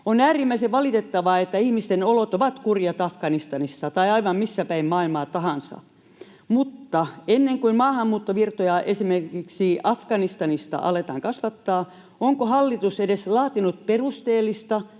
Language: Finnish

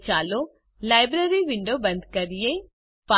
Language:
Gujarati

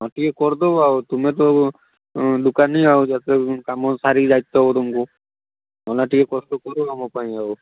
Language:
Odia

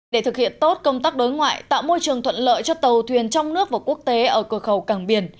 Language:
Vietnamese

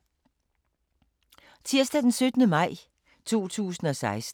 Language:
Danish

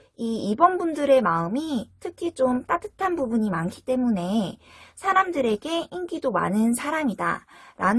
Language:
Korean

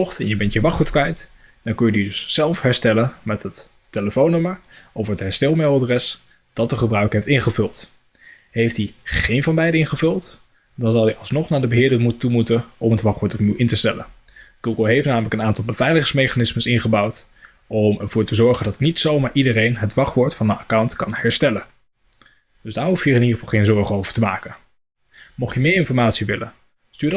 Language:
Dutch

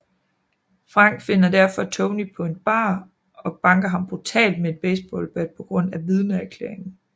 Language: Danish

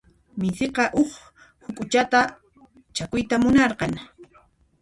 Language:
Puno Quechua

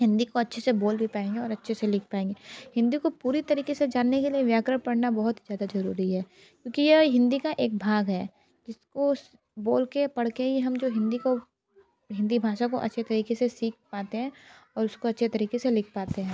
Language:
Hindi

